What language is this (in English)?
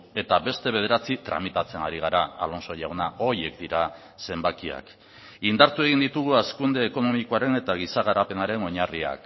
Basque